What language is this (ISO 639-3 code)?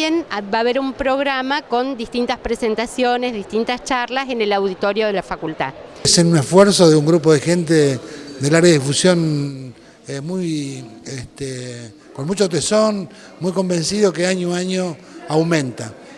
spa